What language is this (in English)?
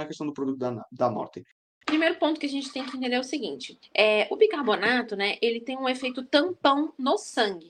Portuguese